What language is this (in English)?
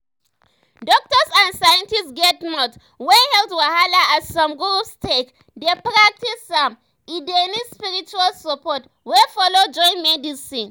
Nigerian Pidgin